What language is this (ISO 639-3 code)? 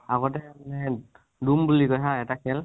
asm